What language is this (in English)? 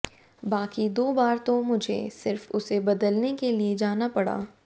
Hindi